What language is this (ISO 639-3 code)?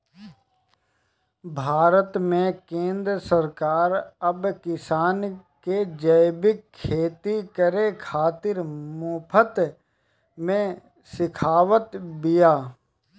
bho